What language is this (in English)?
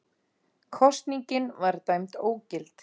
Icelandic